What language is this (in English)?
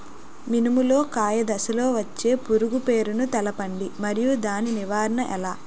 Telugu